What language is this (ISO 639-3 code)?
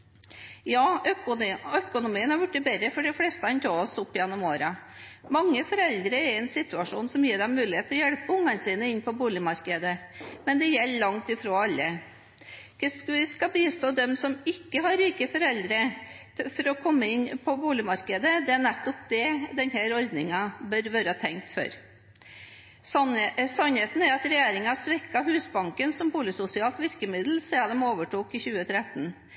nob